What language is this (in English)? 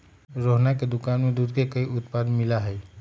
Magahi